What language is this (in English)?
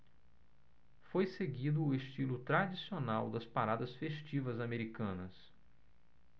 Portuguese